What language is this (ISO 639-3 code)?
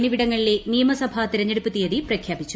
mal